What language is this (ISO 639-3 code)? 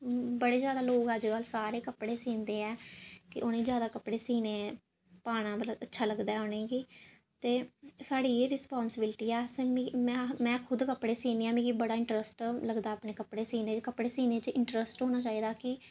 doi